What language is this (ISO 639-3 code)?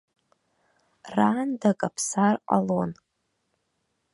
abk